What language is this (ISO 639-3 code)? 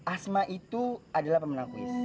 ind